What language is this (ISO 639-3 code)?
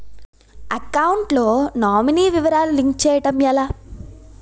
tel